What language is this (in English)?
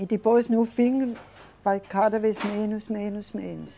Portuguese